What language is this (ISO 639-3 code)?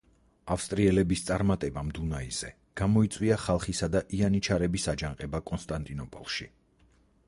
kat